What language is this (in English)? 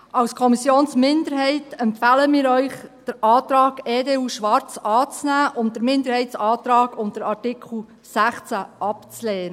Swiss German